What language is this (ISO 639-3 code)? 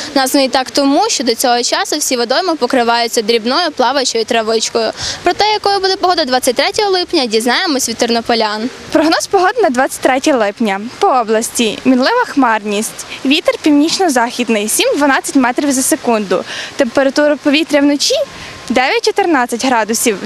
ukr